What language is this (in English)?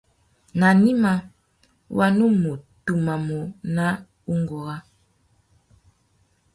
Tuki